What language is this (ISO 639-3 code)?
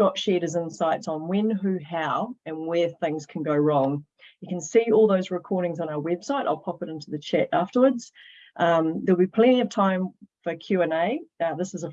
eng